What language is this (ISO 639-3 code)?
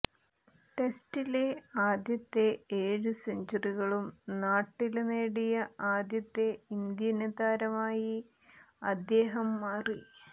mal